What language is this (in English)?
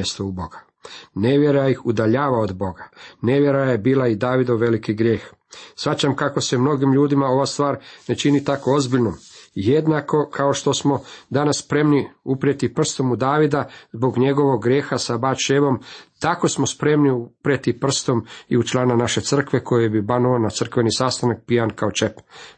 Croatian